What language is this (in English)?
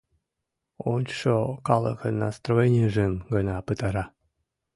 Mari